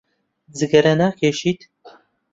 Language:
Central Kurdish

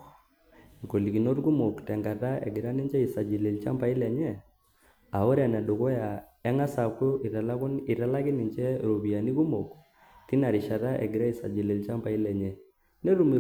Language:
Masai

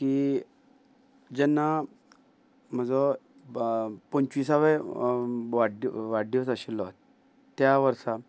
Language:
Konkani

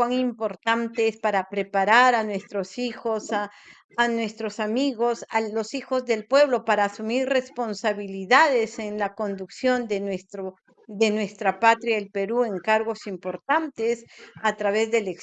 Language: Spanish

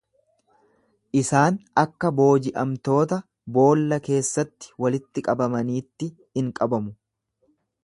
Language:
Oromo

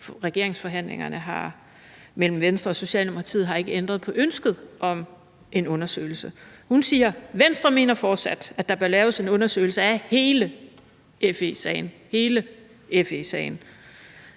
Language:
Danish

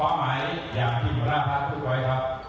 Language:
Thai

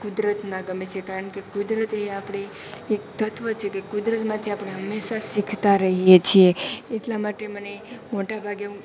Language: Gujarati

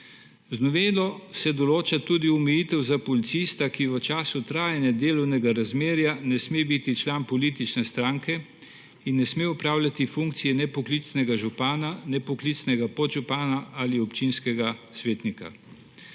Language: Slovenian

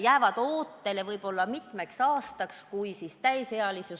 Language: Estonian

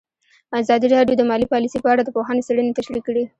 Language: Pashto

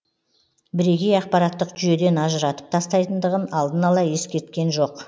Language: Kazakh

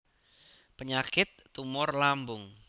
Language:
Javanese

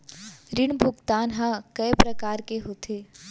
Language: Chhattisgarhi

